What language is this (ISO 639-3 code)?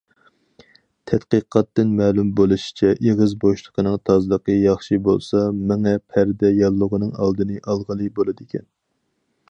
uig